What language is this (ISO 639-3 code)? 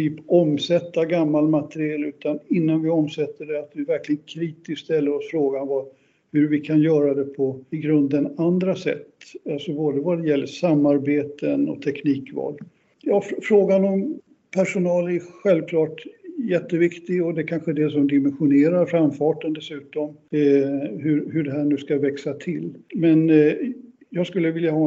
swe